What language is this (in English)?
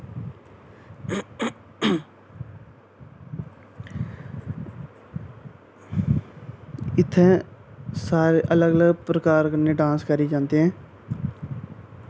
Dogri